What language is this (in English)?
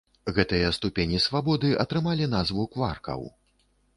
Belarusian